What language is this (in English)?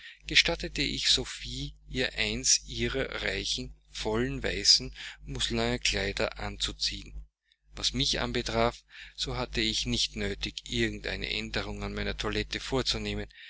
German